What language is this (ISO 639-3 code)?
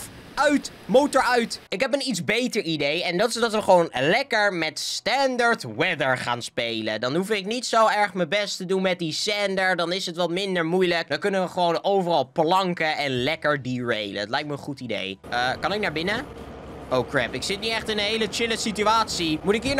nld